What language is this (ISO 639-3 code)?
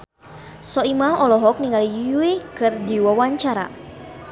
sun